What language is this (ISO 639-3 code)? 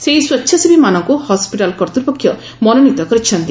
ori